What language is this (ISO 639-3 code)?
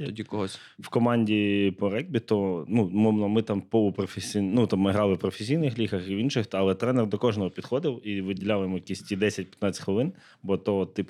ukr